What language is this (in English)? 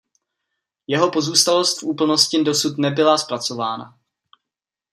Czech